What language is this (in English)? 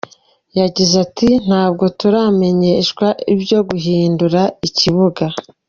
Kinyarwanda